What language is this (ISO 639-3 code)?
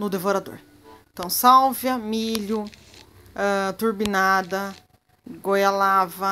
por